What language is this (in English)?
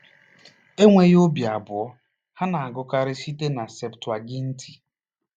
Igbo